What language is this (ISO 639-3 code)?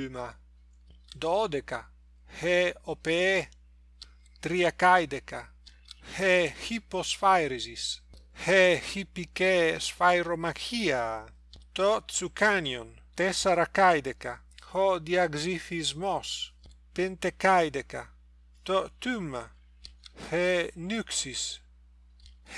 ell